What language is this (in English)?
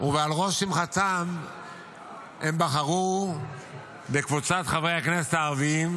Hebrew